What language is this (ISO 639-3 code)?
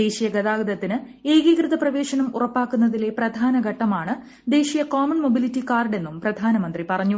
mal